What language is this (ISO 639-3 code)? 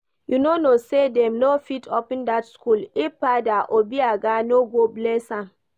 pcm